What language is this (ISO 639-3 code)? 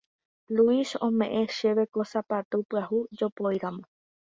grn